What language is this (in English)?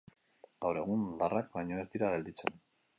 Basque